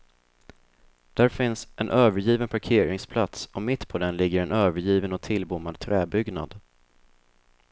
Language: Swedish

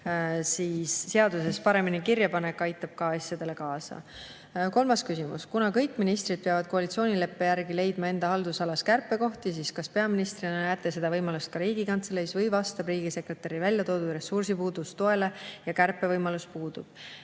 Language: Estonian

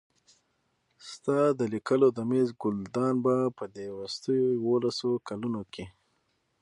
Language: Pashto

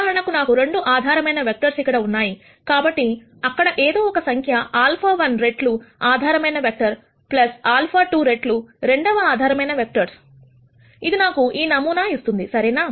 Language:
Telugu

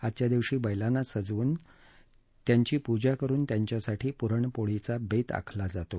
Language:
Marathi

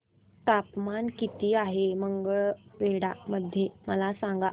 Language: Marathi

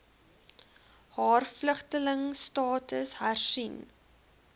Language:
Afrikaans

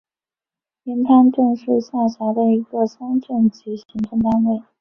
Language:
Chinese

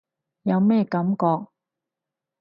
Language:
Cantonese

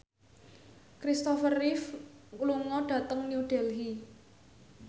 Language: Javanese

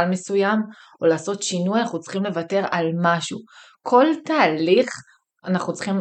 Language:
Hebrew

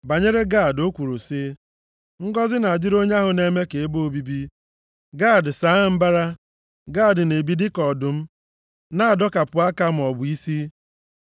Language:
Igbo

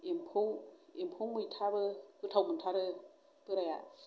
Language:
Bodo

